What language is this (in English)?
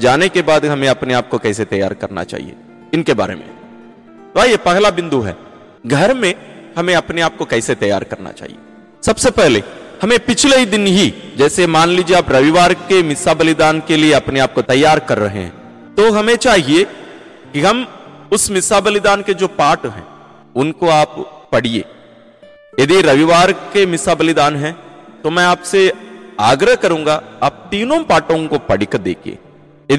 Hindi